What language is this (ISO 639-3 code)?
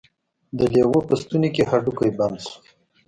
pus